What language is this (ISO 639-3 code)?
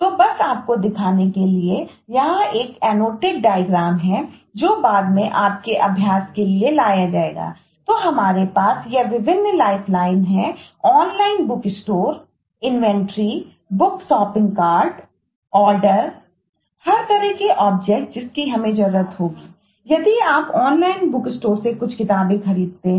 hin